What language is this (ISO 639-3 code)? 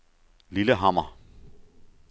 dan